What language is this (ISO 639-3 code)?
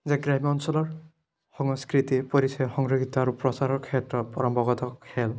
asm